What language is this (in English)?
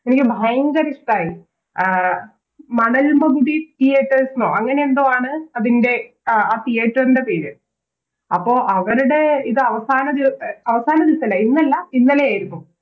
Malayalam